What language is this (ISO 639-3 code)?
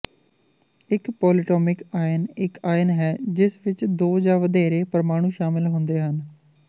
pan